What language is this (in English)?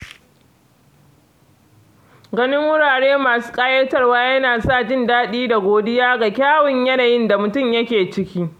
Hausa